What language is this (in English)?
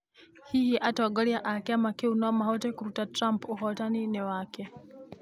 Kikuyu